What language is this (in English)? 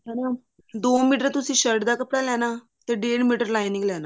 Punjabi